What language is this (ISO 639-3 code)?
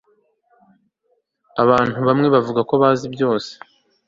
kin